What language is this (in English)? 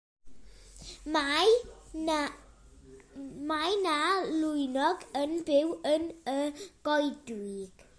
Welsh